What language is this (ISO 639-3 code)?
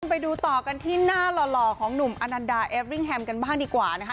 tha